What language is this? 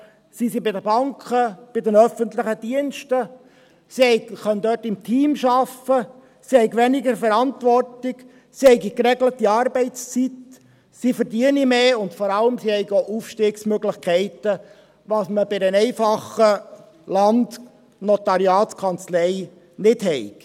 Swiss German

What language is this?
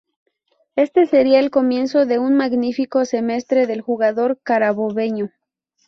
Spanish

